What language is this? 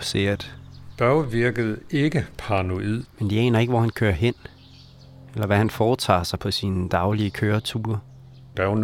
Danish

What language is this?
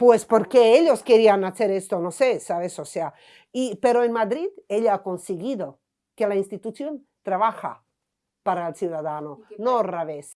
Spanish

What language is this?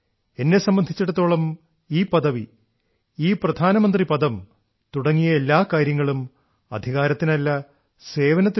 Malayalam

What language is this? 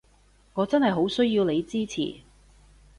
Cantonese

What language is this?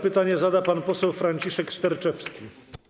Polish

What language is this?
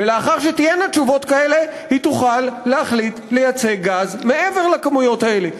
Hebrew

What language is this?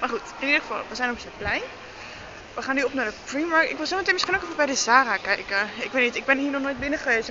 Dutch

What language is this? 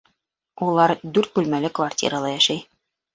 Bashkir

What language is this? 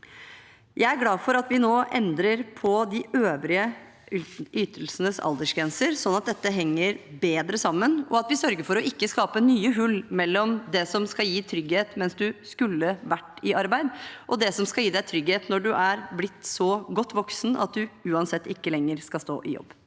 Norwegian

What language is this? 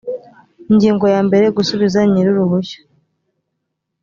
Kinyarwanda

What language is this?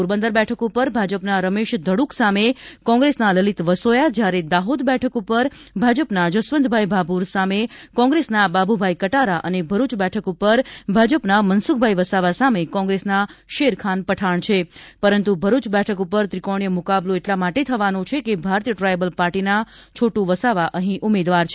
Gujarati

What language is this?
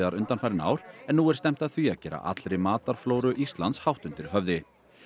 Icelandic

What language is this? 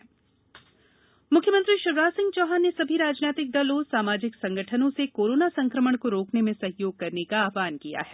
Hindi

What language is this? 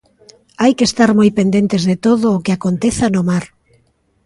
Galician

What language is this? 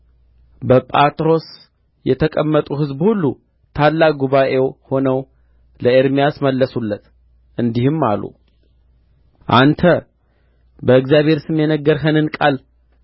Amharic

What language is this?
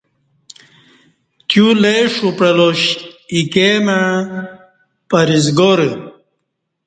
Kati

